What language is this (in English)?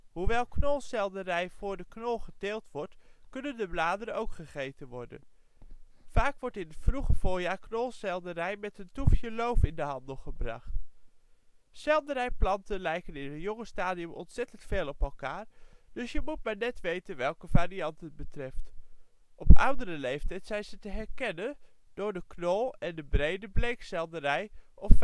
Dutch